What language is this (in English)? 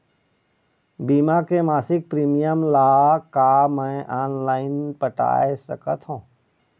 Chhattisgarhi